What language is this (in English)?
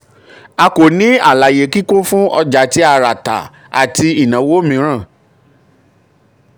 Yoruba